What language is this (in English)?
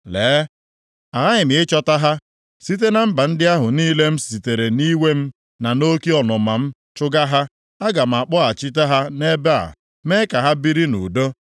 Igbo